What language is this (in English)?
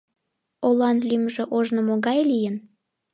Mari